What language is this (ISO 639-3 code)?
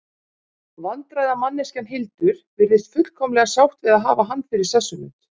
isl